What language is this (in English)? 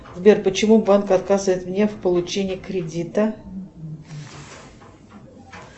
Russian